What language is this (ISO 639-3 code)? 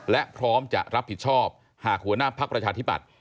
tha